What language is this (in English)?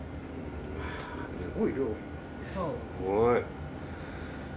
Japanese